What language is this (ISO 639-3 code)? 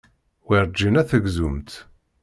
kab